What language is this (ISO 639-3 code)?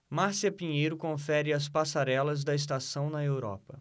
por